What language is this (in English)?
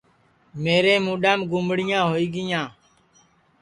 Sansi